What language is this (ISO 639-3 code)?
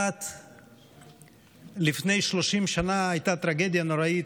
heb